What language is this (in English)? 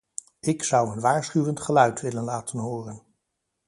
Dutch